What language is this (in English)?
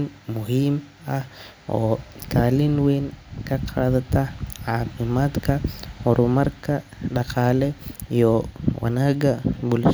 Somali